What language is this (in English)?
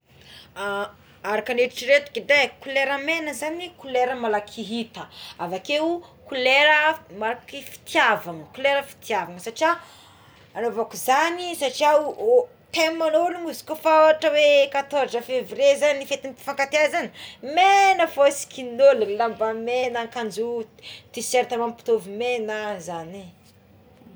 Tsimihety Malagasy